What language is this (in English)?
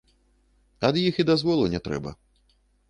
Belarusian